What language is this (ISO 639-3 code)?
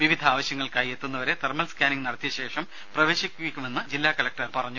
mal